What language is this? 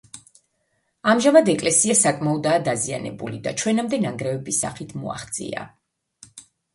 Georgian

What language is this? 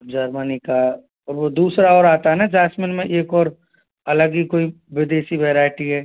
Hindi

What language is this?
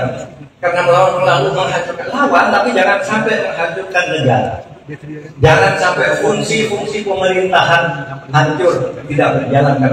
Indonesian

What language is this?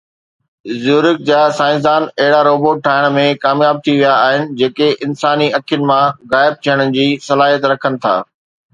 Sindhi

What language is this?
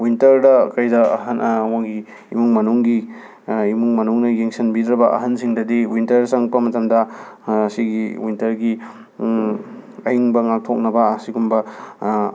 Manipuri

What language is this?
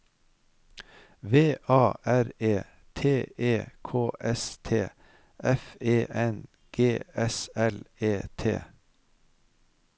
Norwegian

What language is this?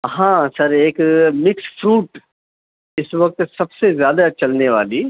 Urdu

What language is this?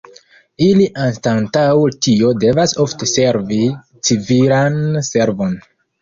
Esperanto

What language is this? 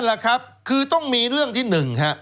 Thai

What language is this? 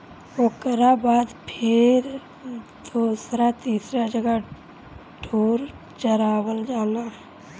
Bhojpuri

